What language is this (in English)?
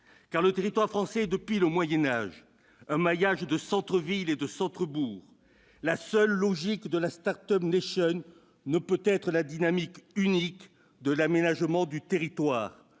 French